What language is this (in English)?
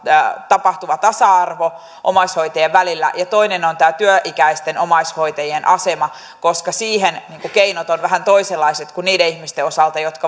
Finnish